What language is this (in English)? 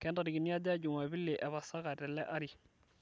Masai